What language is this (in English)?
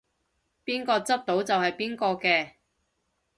Cantonese